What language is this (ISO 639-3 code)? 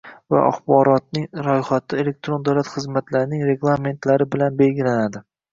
uzb